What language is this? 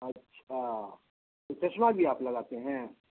Urdu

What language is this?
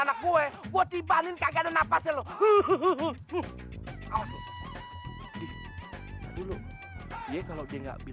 Indonesian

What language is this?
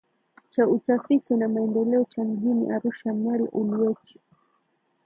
Swahili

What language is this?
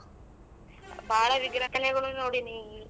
Kannada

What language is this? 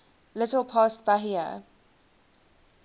English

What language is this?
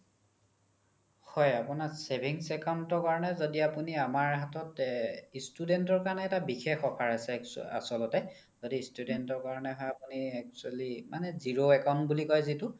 Assamese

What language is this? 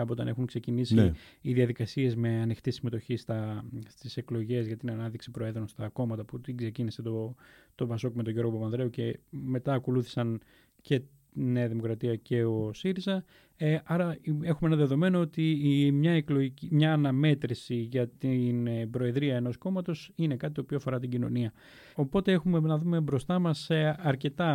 Greek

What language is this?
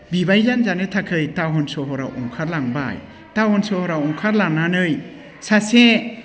Bodo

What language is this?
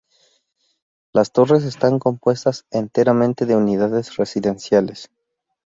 Spanish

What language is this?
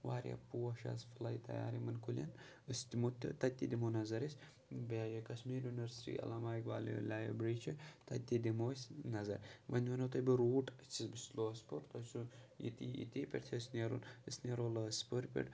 Kashmiri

